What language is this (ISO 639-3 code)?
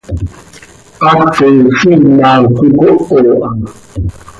sei